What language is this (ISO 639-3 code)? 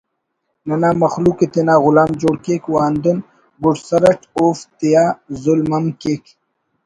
brh